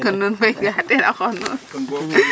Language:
Serer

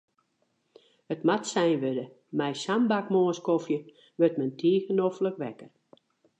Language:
Western Frisian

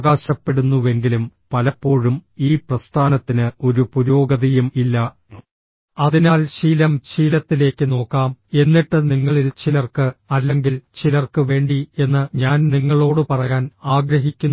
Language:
Malayalam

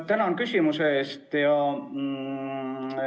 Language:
Estonian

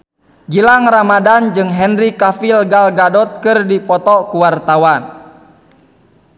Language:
Sundanese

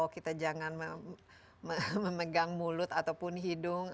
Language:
Indonesian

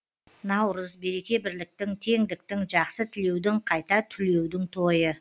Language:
Kazakh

